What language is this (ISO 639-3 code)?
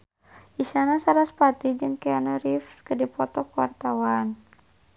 sun